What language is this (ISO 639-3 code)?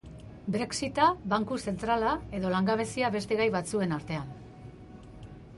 eus